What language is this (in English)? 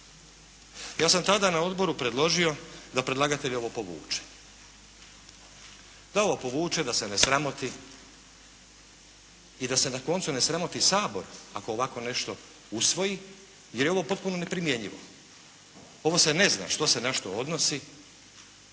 Croatian